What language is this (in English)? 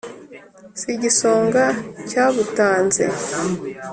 Kinyarwanda